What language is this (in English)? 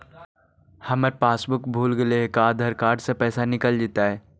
Magahi